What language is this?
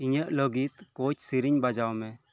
Santali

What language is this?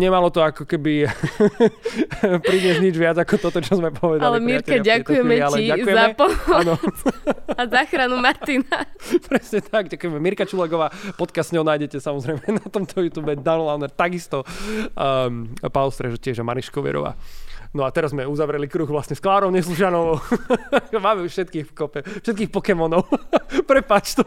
Slovak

